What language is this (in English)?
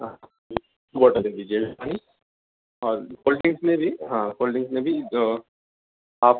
Urdu